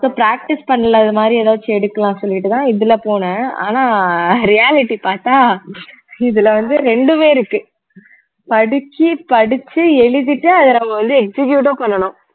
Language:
Tamil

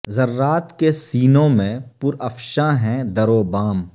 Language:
Urdu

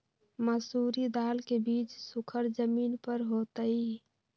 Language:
Magahi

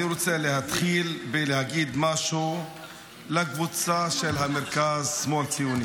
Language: Hebrew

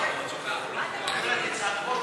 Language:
Hebrew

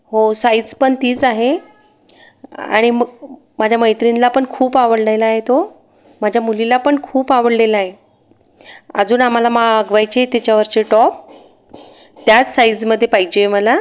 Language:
Marathi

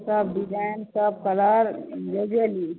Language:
Maithili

